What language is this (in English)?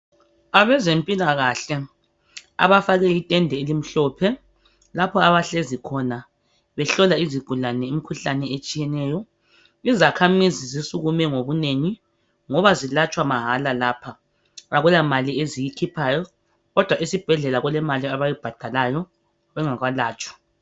North Ndebele